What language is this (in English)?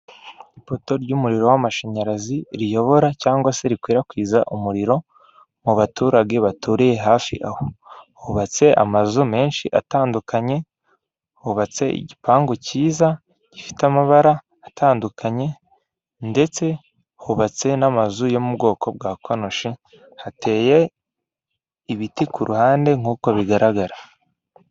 Kinyarwanda